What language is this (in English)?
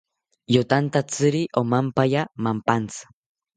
South Ucayali Ashéninka